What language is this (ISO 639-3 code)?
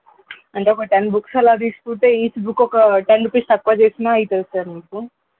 tel